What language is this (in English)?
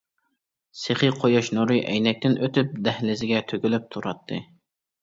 Uyghur